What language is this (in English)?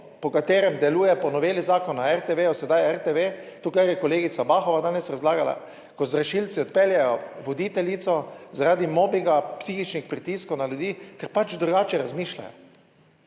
Slovenian